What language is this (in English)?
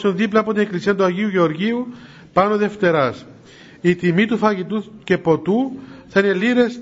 Greek